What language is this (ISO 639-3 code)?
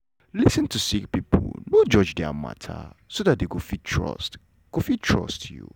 pcm